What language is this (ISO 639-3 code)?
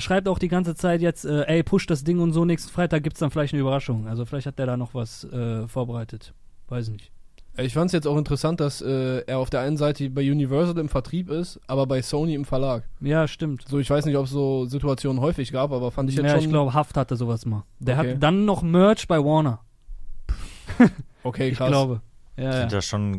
deu